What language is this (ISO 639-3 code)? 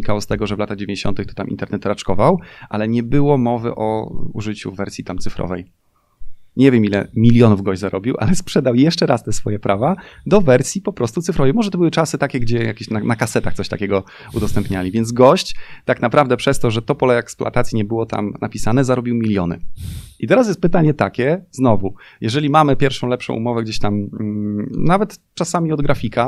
pol